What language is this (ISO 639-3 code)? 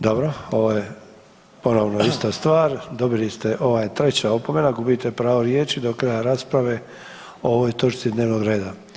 hrv